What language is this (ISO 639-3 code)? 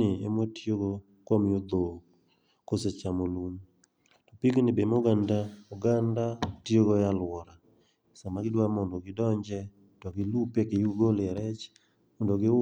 luo